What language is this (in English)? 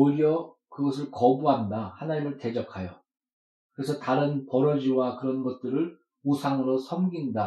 Korean